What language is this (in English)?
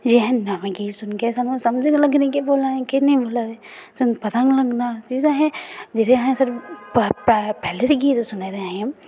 Dogri